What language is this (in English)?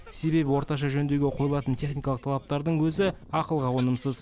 Kazakh